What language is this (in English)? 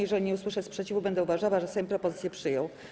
Polish